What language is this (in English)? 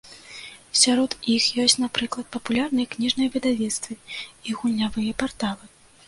Belarusian